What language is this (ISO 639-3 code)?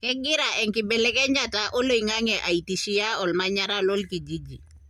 mas